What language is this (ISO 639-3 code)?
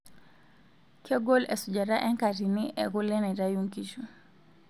mas